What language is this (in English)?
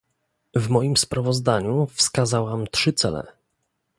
Polish